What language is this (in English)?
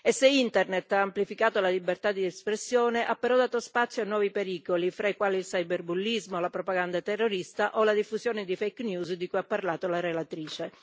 Italian